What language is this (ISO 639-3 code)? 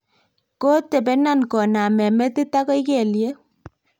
kln